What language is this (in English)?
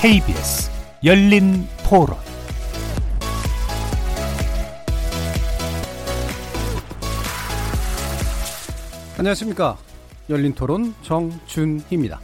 Korean